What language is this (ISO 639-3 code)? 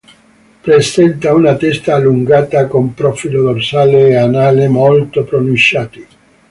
ita